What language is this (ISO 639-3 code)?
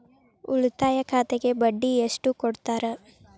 kan